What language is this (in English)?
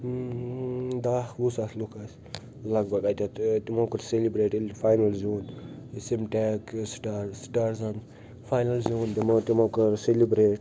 Kashmiri